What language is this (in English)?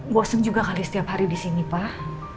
Indonesian